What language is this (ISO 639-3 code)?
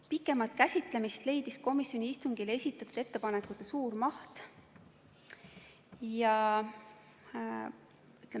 est